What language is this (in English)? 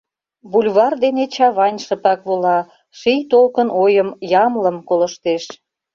Mari